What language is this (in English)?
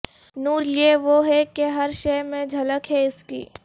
Urdu